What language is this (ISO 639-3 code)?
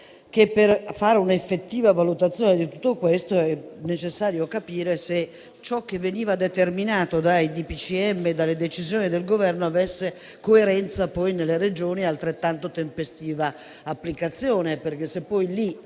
ita